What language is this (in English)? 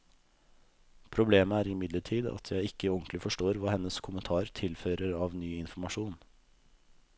Norwegian